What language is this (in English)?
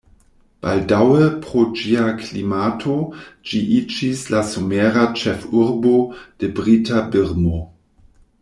Esperanto